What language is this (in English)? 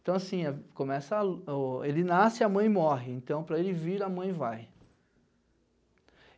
Portuguese